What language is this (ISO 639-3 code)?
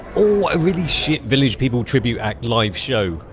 eng